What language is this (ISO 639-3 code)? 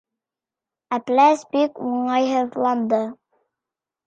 bak